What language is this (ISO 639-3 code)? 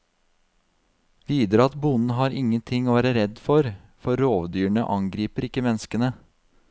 nor